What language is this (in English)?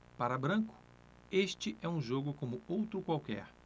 Portuguese